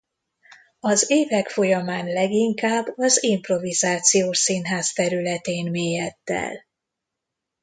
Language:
Hungarian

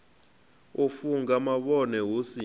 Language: Venda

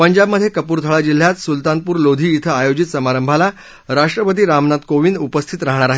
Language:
Marathi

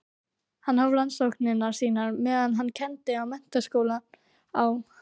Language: Icelandic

